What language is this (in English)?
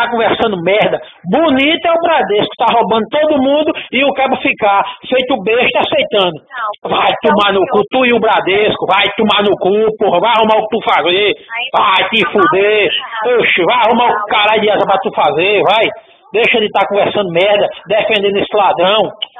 Portuguese